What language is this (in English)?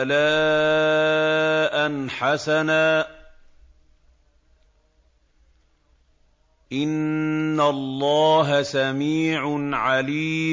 Arabic